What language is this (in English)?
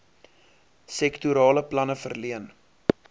Afrikaans